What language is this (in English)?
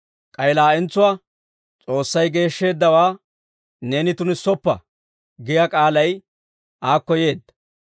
Dawro